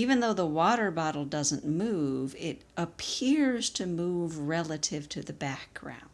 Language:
English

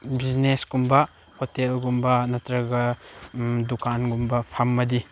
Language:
Manipuri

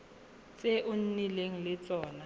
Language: Tswana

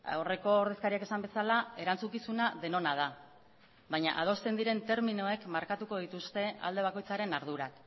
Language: Basque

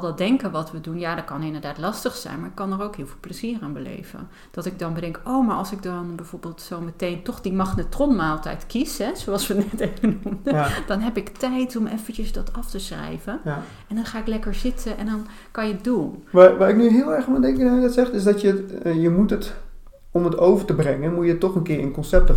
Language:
Dutch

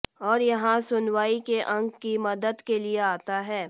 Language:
Hindi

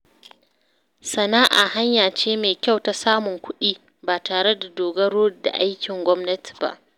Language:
Hausa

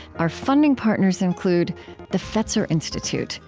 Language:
English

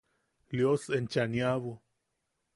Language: Yaqui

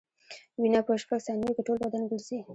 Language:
Pashto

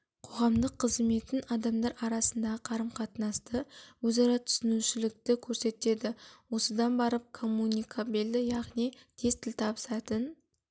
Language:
Kazakh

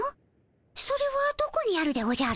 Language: Japanese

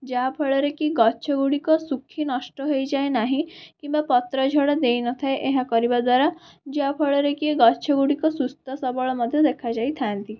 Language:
Odia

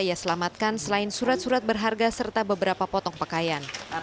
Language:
Indonesian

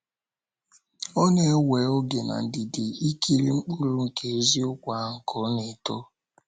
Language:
Igbo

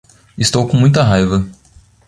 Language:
Portuguese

